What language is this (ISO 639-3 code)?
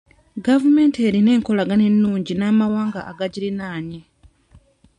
lug